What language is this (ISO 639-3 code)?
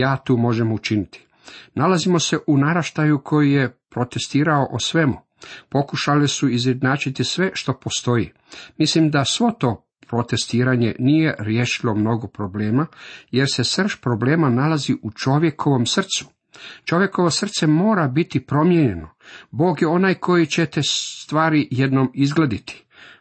hrv